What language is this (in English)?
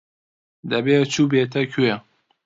Central Kurdish